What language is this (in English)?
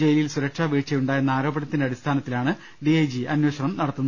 Malayalam